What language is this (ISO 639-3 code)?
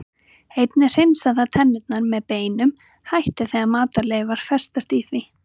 isl